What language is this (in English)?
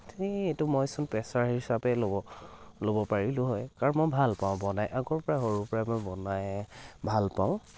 Assamese